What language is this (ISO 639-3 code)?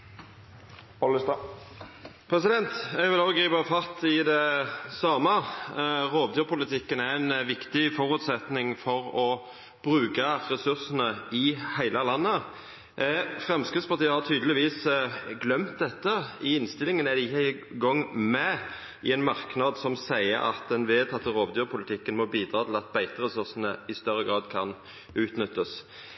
nno